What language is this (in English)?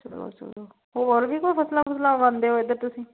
Punjabi